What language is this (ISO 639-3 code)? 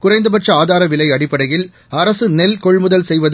tam